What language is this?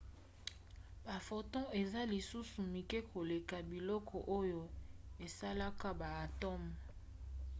Lingala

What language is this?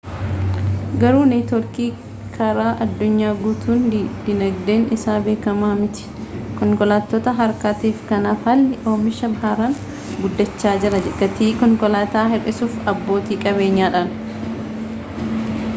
Oromo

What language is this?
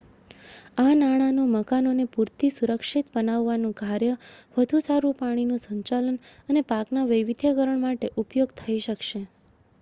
Gujarati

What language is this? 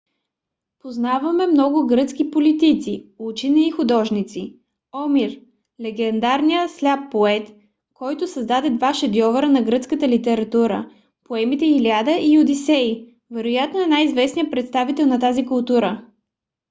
Bulgarian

